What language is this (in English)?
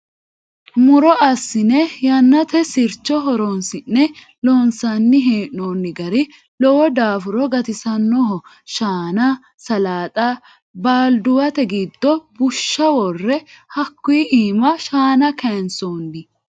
Sidamo